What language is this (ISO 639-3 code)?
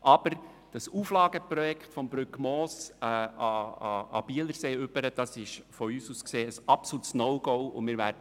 gsw